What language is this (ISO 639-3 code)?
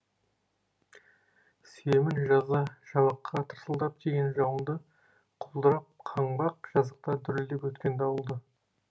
kaz